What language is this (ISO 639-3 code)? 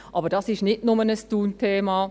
gsw